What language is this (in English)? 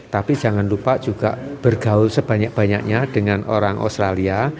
Indonesian